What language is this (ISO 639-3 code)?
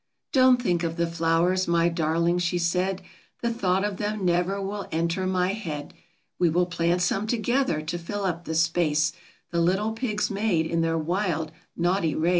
eng